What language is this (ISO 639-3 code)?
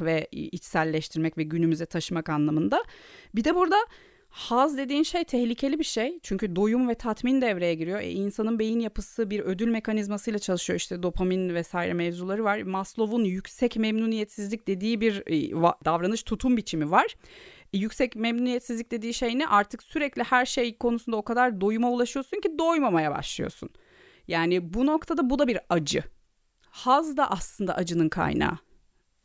tur